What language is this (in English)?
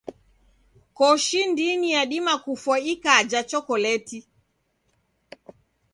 Taita